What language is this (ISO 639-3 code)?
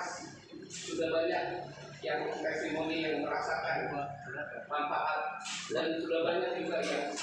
ind